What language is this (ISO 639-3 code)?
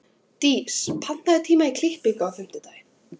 isl